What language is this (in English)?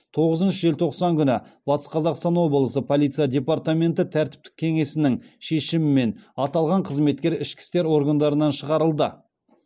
Kazakh